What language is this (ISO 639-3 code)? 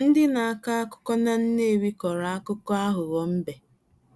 ibo